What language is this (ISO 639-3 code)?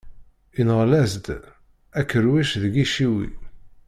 kab